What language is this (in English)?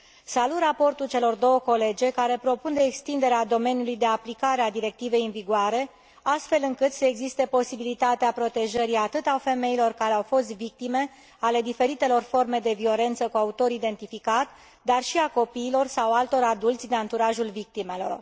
Romanian